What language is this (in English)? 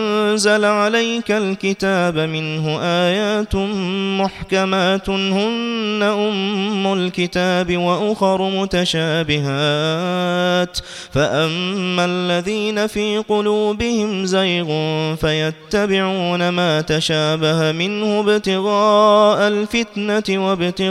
Arabic